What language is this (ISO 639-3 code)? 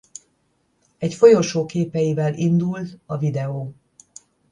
hun